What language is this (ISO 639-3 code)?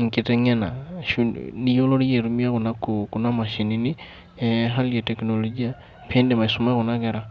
mas